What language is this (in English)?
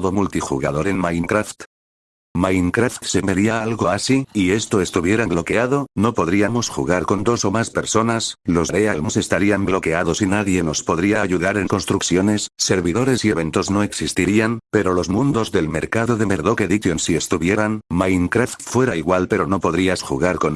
Spanish